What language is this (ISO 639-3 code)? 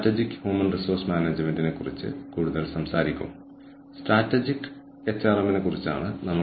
mal